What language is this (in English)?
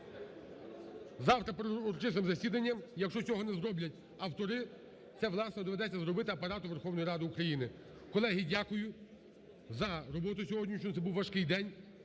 Ukrainian